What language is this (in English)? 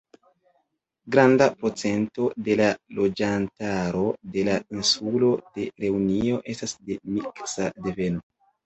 Esperanto